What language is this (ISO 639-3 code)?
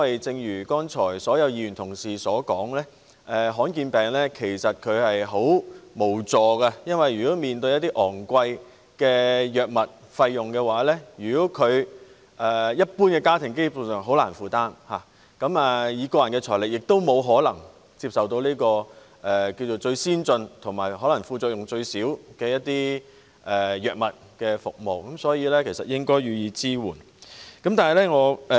yue